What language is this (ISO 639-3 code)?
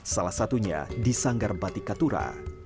ind